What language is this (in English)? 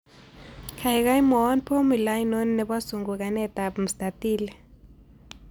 Kalenjin